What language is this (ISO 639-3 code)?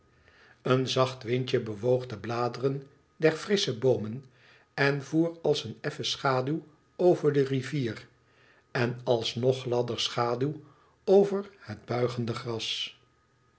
nld